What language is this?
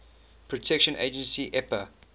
English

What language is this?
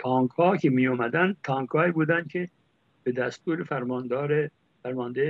Persian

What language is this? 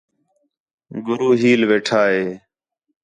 Khetrani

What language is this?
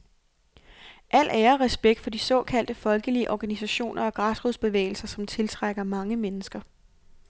Danish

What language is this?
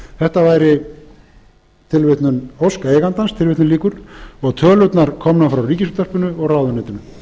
Icelandic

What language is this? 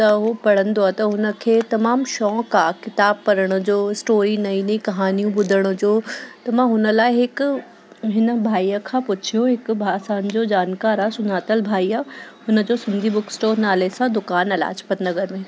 Sindhi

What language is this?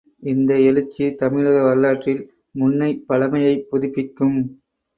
Tamil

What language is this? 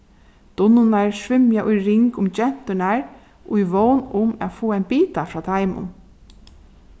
Faroese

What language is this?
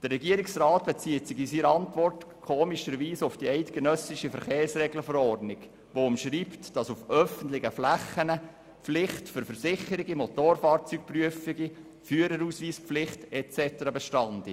Swiss German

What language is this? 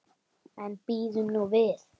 Icelandic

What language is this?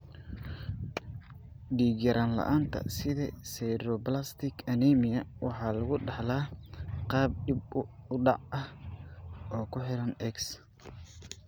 Somali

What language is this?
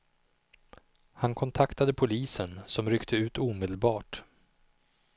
Swedish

